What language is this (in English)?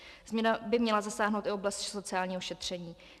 Czech